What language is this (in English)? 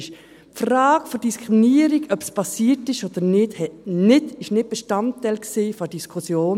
Swiss German